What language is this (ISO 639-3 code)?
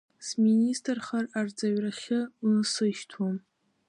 abk